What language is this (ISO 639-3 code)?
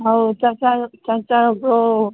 mni